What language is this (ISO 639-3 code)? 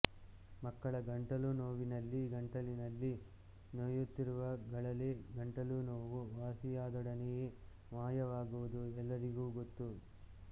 kan